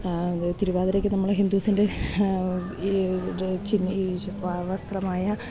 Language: Malayalam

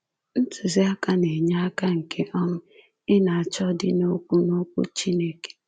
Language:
Igbo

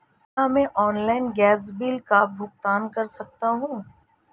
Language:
Hindi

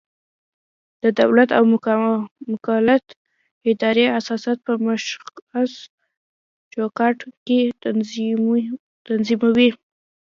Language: Pashto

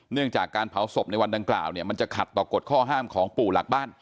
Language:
Thai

